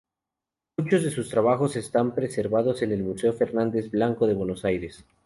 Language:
Spanish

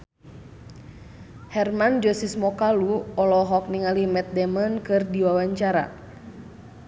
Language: Sundanese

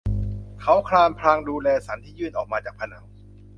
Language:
Thai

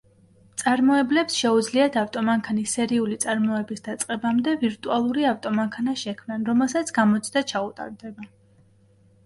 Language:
Georgian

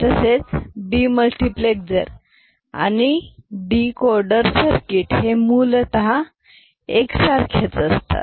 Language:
Marathi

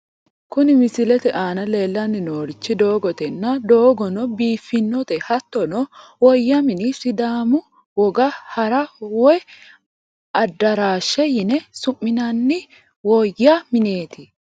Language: Sidamo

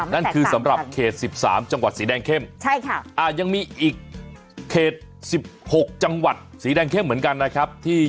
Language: Thai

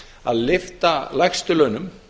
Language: Icelandic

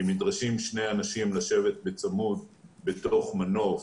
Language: Hebrew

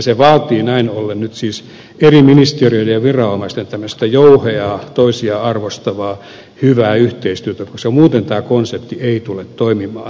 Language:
Finnish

